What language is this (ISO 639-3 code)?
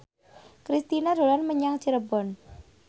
jav